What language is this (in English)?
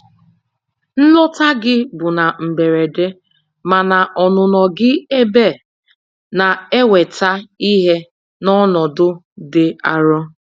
Igbo